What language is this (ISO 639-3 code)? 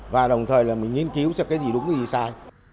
vie